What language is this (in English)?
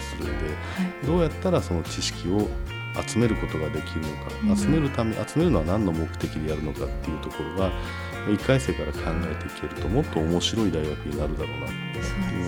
Japanese